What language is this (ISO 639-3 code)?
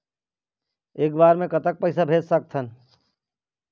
hne